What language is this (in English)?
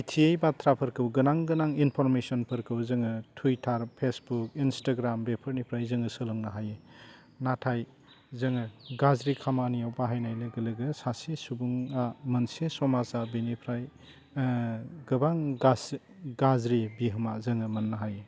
Bodo